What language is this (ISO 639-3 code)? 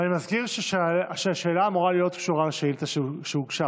heb